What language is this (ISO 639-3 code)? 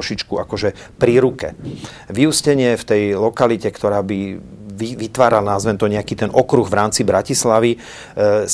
slk